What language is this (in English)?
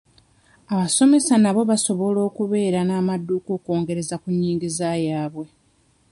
Ganda